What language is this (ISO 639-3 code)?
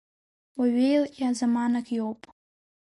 abk